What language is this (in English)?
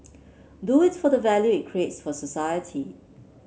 English